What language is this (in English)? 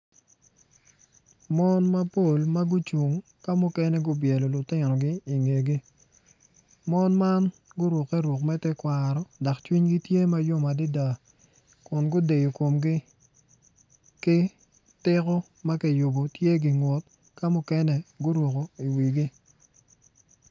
Acoli